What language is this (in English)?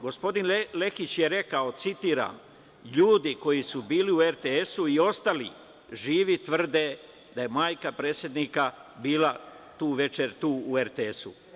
Serbian